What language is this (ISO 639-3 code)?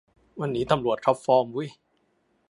tha